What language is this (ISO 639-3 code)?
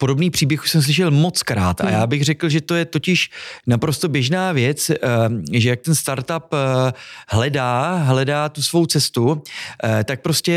ces